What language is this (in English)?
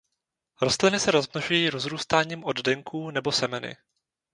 Czech